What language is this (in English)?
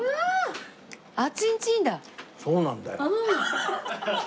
Japanese